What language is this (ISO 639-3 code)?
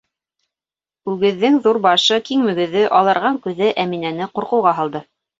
bak